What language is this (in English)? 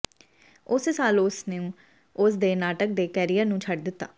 Punjabi